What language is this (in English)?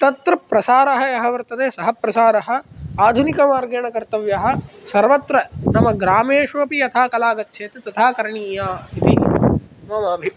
Sanskrit